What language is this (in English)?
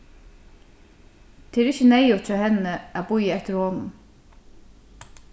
Faroese